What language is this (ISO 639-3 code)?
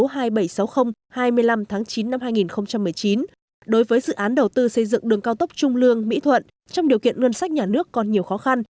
vie